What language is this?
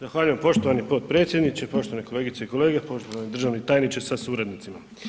Croatian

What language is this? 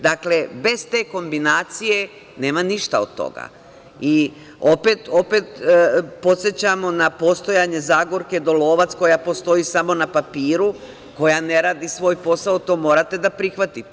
Serbian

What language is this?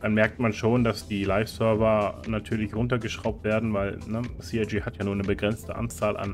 German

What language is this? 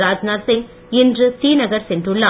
Tamil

